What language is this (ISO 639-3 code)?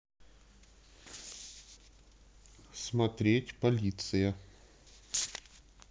rus